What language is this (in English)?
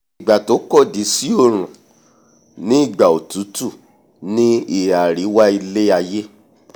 Yoruba